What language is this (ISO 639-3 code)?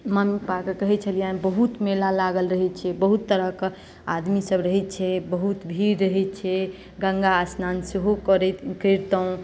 mai